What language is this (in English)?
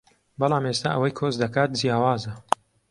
Central Kurdish